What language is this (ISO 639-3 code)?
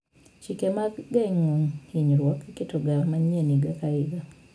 luo